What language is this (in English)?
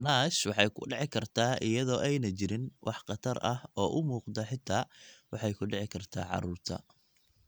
Somali